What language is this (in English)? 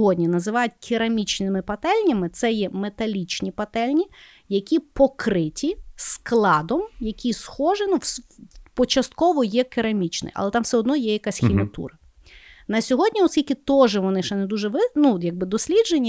Ukrainian